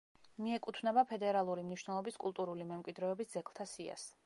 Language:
Georgian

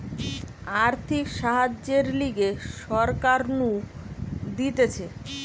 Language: Bangla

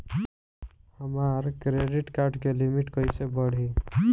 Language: Bhojpuri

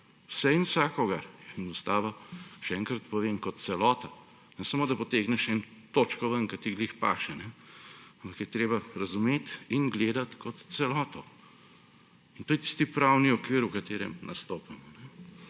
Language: Slovenian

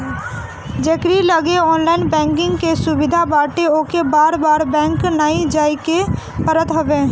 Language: Bhojpuri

